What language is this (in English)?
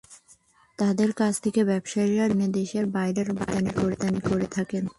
Bangla